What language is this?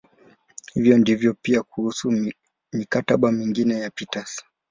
Swahili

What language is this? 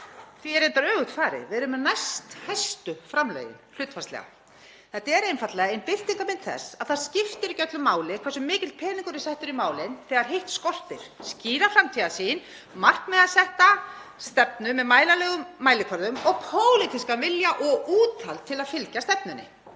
Icelandic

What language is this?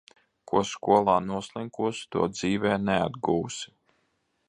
Latvian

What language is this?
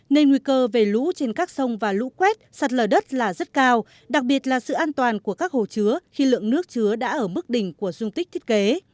Vietnamese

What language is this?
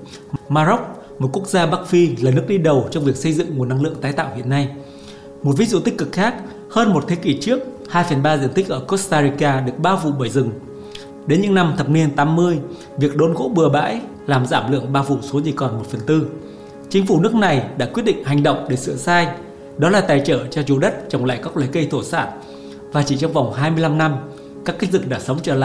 Vietnamese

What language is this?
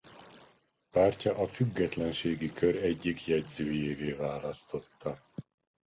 Hungarian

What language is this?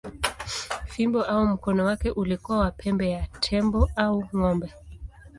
Swahili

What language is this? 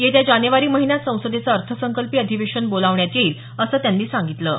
Marathi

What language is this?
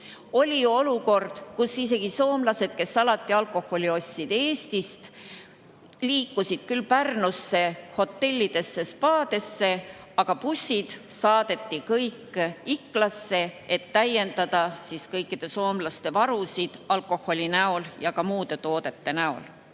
Estonian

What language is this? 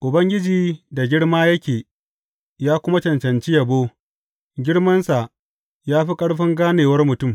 Hausa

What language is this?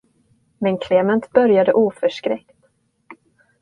Swedish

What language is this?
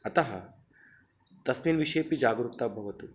Sanskrit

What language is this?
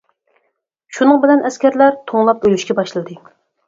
Uyghur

